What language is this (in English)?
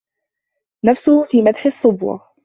Arabic